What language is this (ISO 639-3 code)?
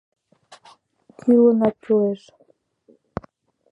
chm